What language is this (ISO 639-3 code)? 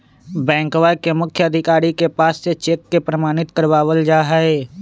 mag